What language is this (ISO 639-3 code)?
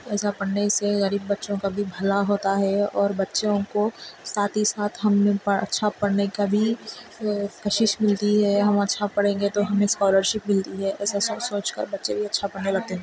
urd